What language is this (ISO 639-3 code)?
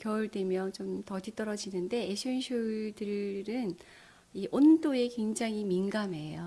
kor